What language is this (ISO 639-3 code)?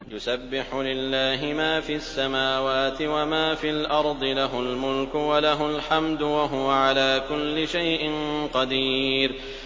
ara